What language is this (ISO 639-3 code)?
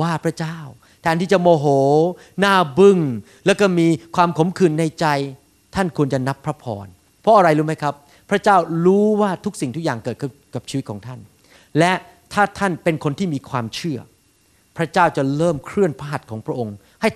tha